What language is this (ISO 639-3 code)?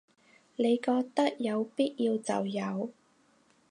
yue